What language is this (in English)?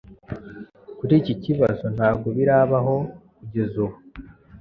Kinyarwanda